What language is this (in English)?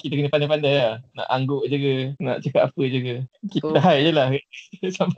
Malay